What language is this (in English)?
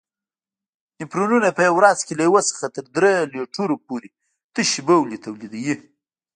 Pashto